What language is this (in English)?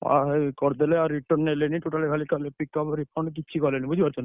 Odia